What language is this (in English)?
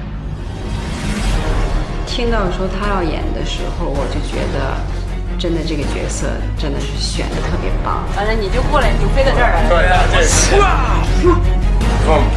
Chinese